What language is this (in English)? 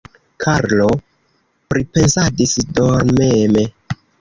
Esperanto